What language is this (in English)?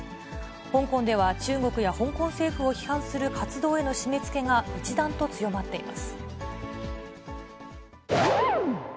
Japanese